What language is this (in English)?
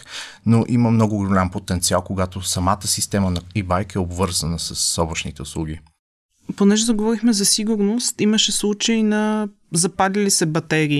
Bulgarian